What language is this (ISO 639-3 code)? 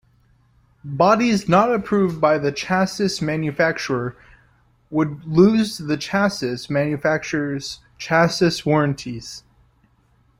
eng